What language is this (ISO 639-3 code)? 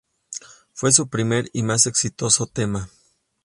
spa